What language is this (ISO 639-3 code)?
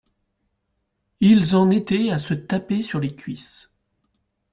fra